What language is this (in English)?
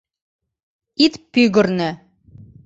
Mari